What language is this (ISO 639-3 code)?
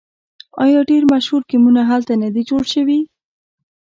pus